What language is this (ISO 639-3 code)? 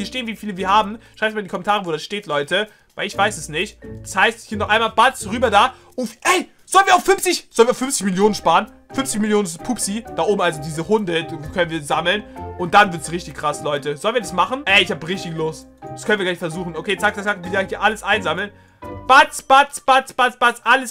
deu